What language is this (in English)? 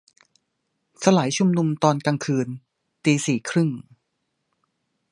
Thai